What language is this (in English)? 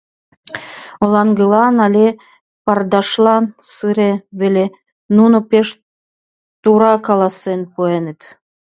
Mari